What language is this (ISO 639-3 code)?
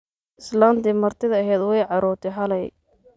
som